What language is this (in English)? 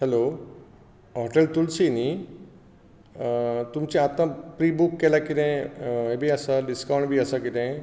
Konkani